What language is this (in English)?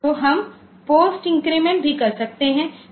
Hindi